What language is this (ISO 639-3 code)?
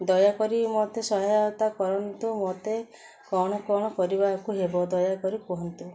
ori